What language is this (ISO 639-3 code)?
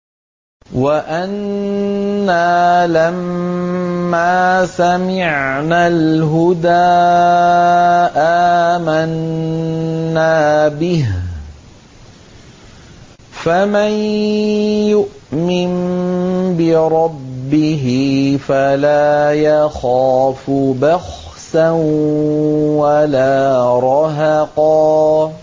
ara